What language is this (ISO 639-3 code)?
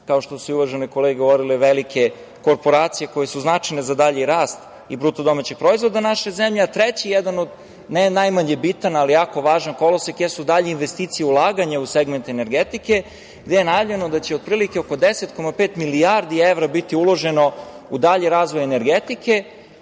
srp